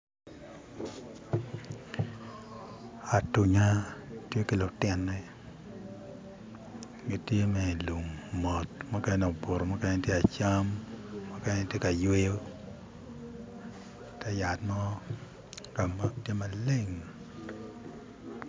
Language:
Acoli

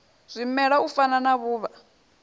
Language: Venda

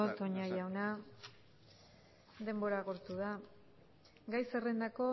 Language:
Basque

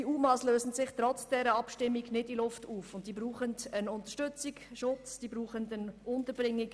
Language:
Swiss German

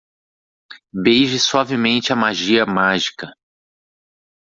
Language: Portuguese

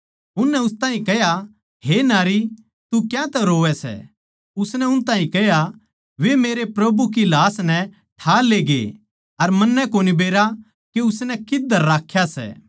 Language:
Haryanvi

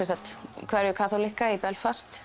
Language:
Icelandic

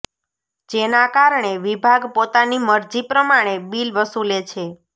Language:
Gujarati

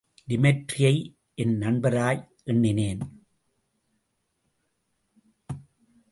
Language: Tamil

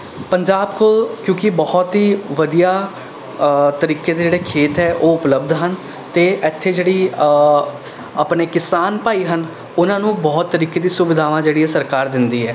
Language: Punjabi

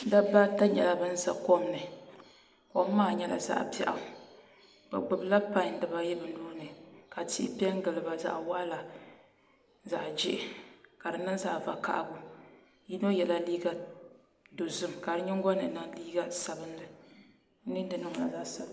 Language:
Dagbani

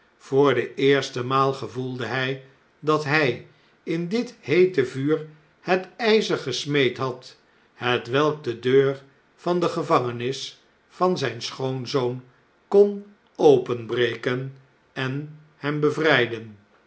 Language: Dutch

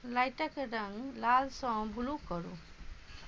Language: Maithili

